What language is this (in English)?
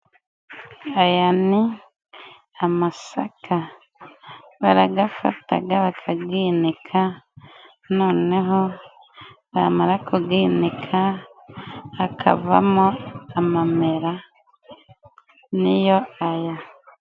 Kinyarwanda